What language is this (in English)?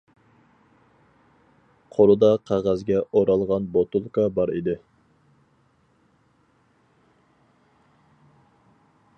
Uyghur